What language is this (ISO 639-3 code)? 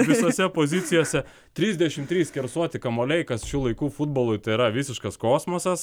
lit